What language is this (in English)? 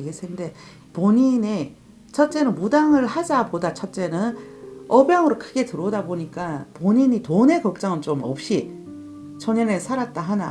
Korean